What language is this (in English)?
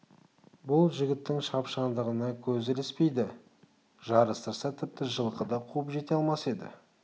Kazakh